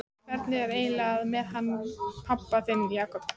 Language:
Icelandic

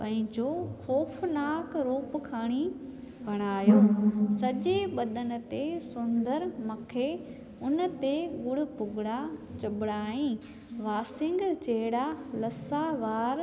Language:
Sindhi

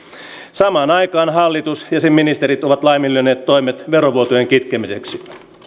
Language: Finnish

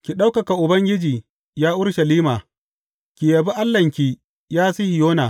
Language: Hausa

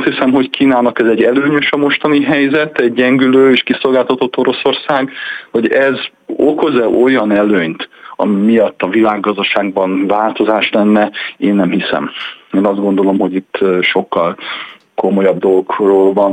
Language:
Hungarian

